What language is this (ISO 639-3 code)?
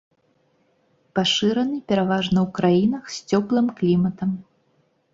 bel